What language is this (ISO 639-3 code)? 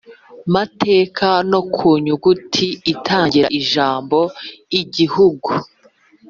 kin